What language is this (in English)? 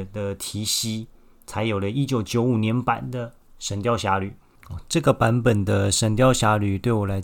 Chinese